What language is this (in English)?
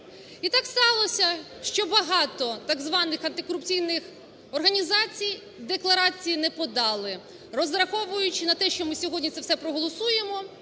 Ukrainian